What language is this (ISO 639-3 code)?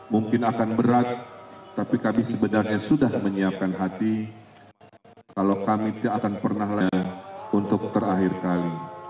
ind